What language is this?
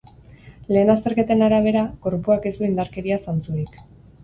Basque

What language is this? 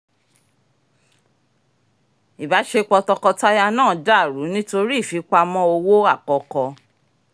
Yoruba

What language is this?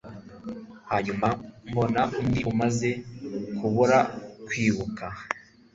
Kinyarwanda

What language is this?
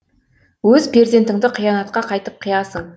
Kazakh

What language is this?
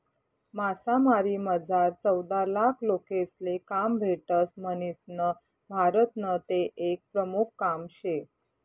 Marathi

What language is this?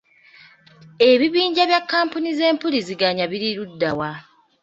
Ganda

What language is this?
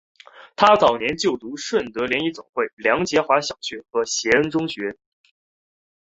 Chinese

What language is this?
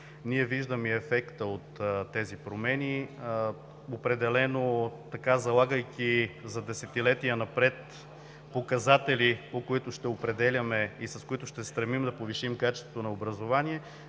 Bulgarian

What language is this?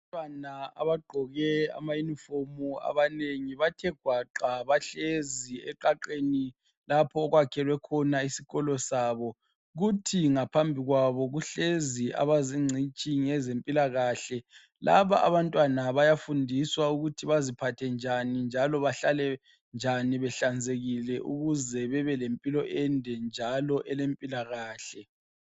North Ndebele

